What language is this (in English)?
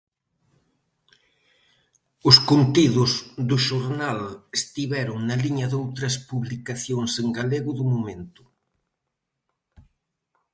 Galician